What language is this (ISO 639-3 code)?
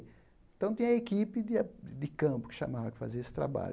por